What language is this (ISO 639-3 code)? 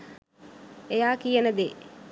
sin